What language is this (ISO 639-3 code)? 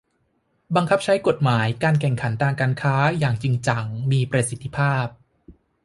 tha